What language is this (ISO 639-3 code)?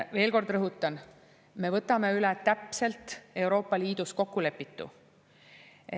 est